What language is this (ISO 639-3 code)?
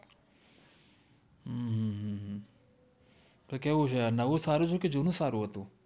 guj